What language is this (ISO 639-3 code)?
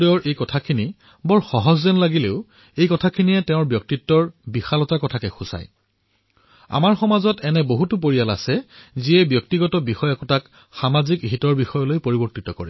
asm